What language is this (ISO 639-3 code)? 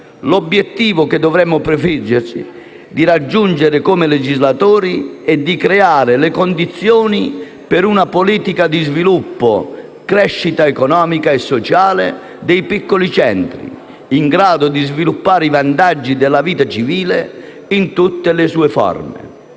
ita